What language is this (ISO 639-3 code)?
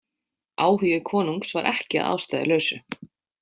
isl